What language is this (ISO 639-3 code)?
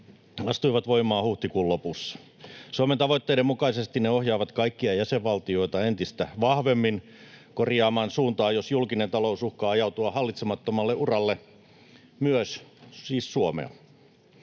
fin